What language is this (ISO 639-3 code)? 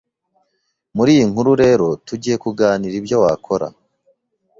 kin